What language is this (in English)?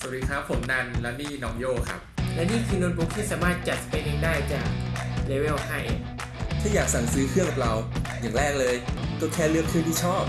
Thai